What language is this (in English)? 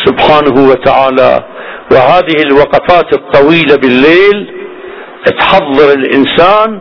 Arabic